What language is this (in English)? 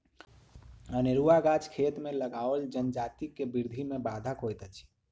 Maithili